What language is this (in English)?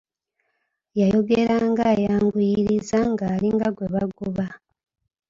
Ganda